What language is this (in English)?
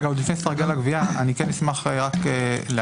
Hebrew